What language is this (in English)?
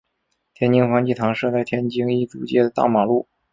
Chinese